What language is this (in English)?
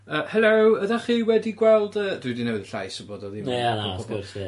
Welsh